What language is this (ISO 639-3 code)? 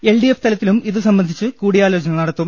mal